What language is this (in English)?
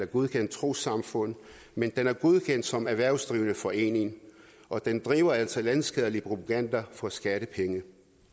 Danish